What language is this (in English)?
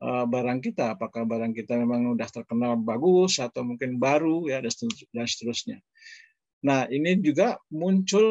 Indonesian